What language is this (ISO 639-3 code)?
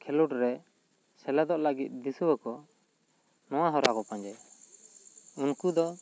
sat